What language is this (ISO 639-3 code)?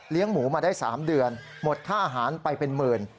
tha